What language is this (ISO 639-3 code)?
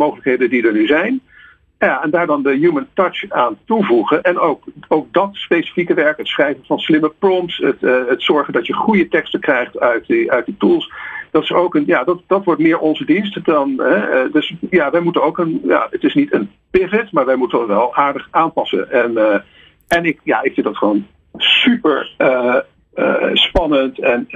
nld